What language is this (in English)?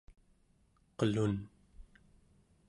Central Yupik